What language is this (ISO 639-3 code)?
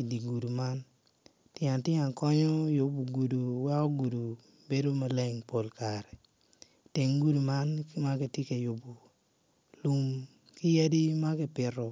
ach